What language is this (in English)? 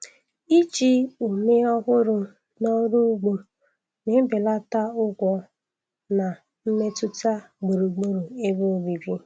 Igbo